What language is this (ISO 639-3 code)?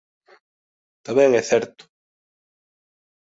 glg